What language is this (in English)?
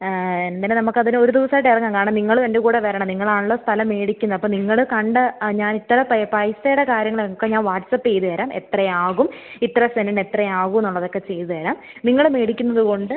Malayalam